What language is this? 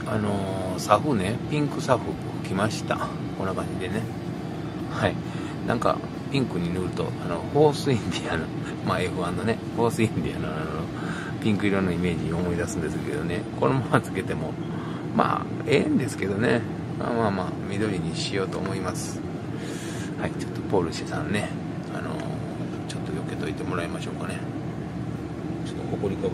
Japanese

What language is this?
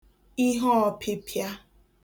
Igbo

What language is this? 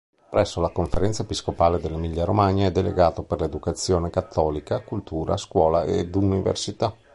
Italian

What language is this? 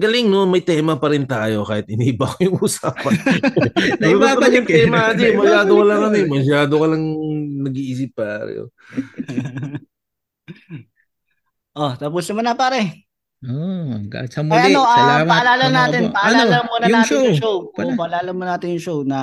Filipino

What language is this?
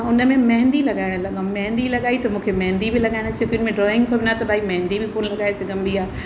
Sindhi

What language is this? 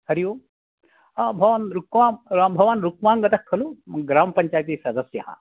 Sanskrit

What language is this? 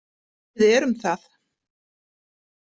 Icelandic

